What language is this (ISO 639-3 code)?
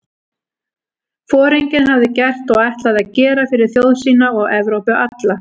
isl